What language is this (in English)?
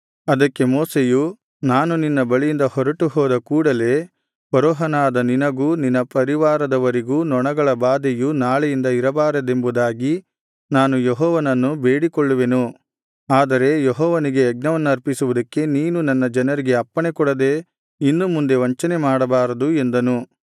Kannada